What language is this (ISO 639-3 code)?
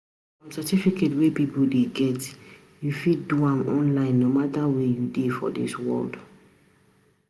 pcm